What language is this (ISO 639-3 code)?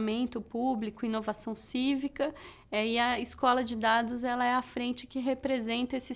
por